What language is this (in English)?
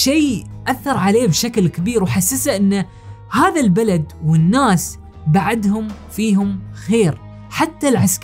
Arabic